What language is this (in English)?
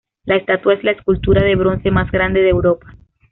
Spanish